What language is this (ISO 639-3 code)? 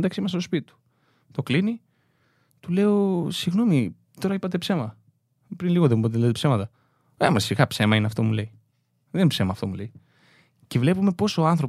ell